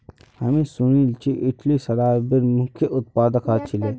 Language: Magahi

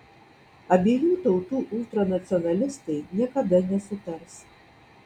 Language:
Lithuanian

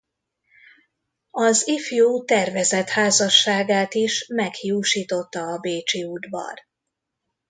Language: Hungarian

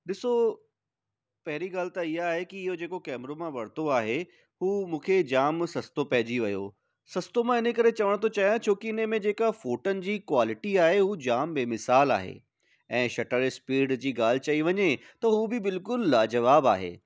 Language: Sindhi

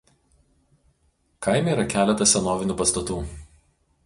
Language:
Lithuanian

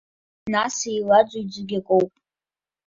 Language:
Abkhazian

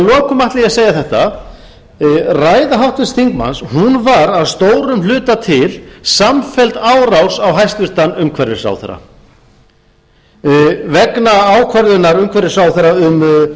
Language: Icelandic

